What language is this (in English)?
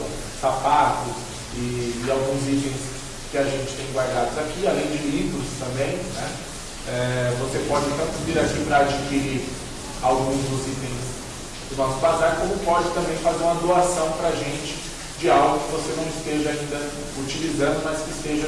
Portuguese